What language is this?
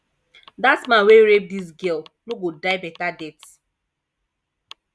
Nigerian Pidgin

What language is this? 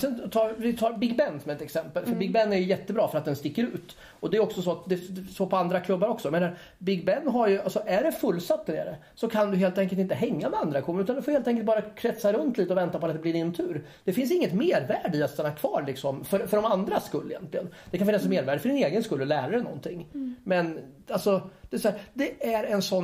Swedish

